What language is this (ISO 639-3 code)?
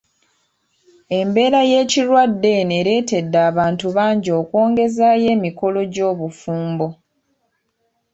lug